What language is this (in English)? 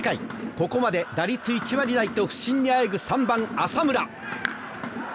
Japanese